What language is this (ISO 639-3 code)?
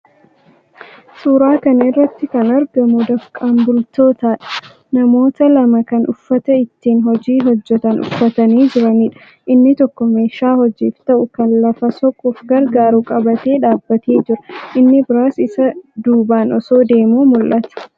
orm